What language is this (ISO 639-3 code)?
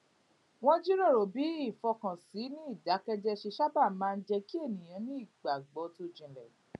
yor